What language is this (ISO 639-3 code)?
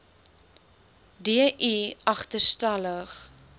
afr